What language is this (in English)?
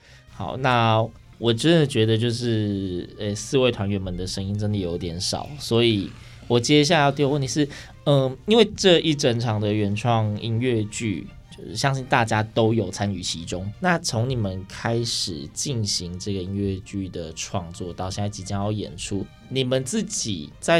Chinese